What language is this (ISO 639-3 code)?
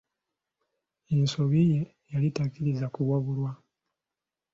lug